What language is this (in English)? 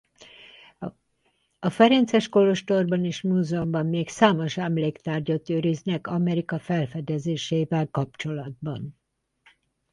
Hungarian